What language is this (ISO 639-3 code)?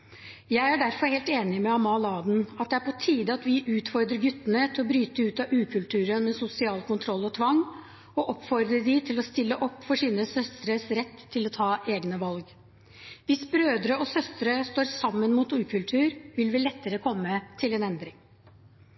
nob